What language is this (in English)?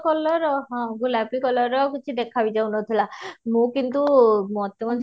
Odia